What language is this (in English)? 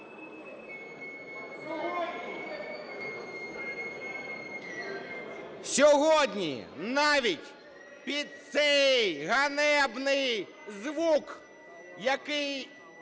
Ukrainian